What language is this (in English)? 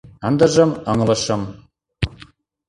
Mari